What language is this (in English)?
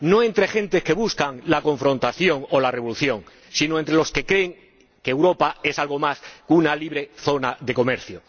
Spanish